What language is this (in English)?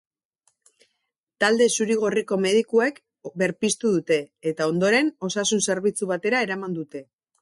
Basque